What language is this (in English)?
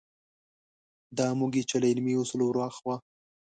Pashto